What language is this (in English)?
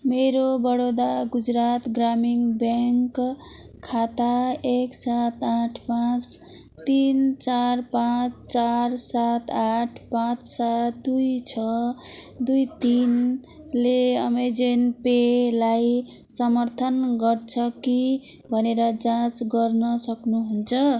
Nepali